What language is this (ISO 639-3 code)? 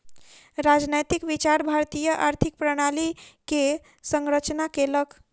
mai